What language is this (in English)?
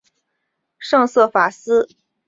Chinese